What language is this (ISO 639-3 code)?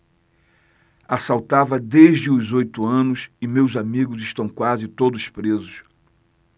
por